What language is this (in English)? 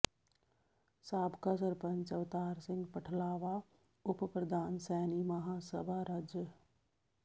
Punjabi